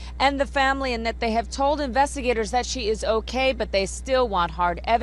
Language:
English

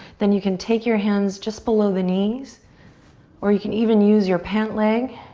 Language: English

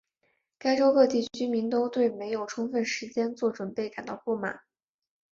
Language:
Chinese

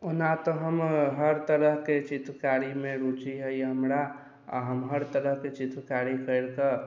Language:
Maithili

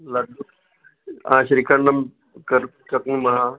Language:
Sanskrit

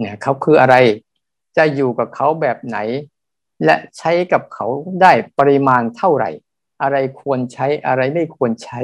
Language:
Thai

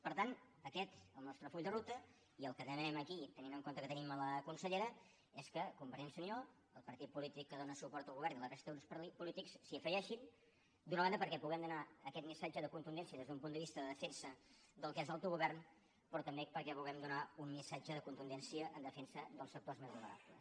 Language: Catalan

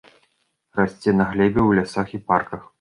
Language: Belarusian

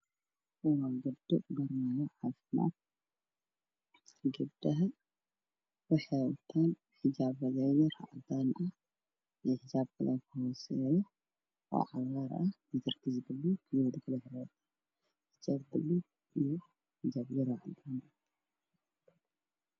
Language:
Somali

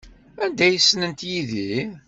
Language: Kabyle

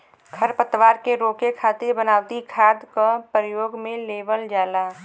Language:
Bhojpuri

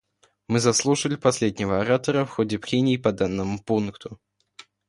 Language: Russian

